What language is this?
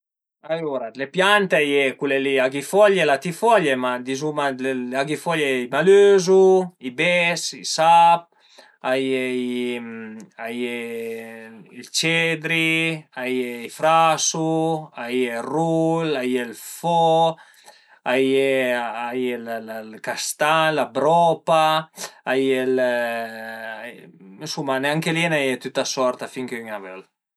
Piedmontese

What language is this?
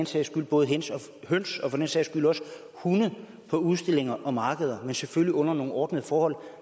Danish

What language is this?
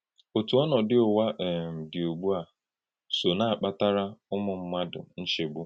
Igbo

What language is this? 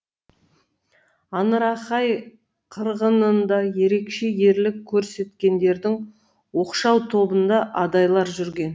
Kazakh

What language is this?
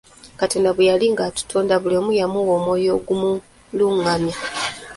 Ganda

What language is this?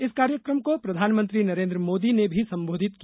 Hindi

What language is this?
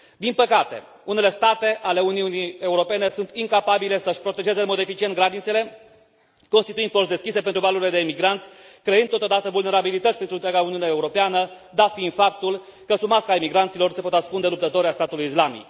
Romanian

